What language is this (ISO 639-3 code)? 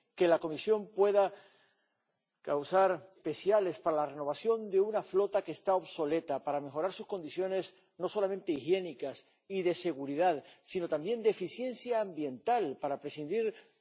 spa